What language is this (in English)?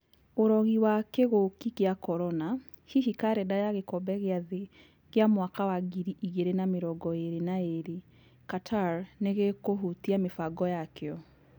Kikuyu